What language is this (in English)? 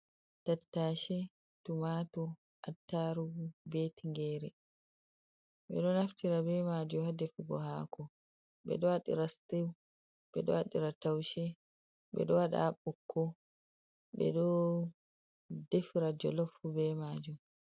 Fula